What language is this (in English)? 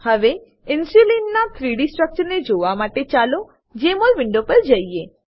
Gujarati